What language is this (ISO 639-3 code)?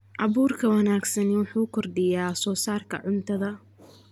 som